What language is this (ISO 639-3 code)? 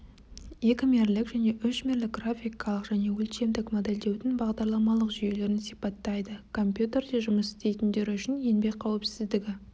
kaz